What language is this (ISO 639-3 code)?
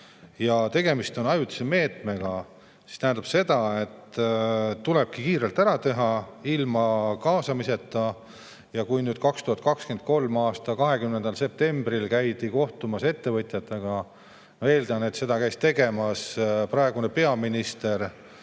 est